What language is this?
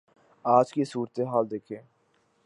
Urdu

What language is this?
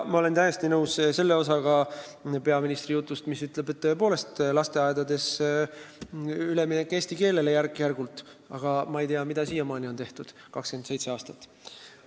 Estonian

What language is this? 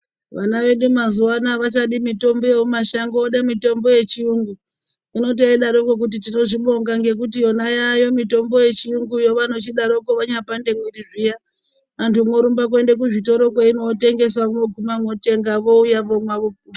Ndau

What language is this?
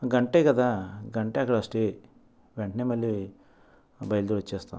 Telugu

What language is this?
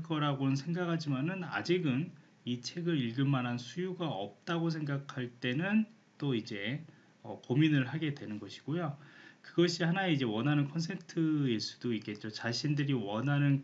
Korean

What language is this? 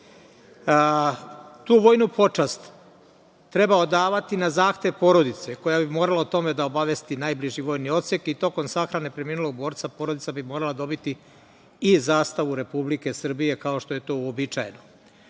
Serbian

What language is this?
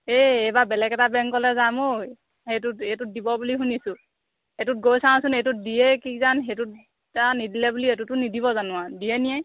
Assamese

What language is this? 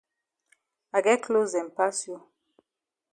Cameroon Pidgin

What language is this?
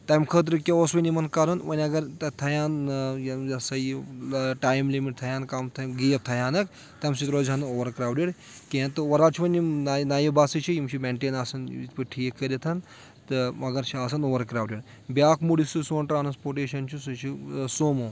Kashmiri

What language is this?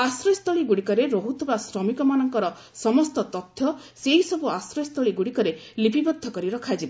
Odia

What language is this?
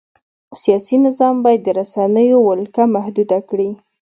Pashto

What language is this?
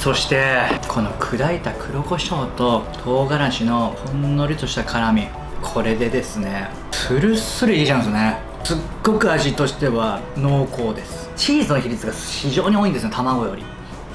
Japanese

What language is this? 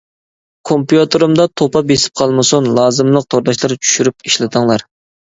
Uyghur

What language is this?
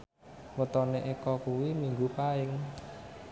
Javanese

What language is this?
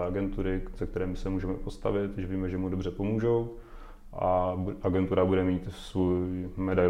Czech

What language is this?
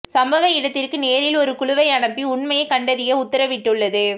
Tamil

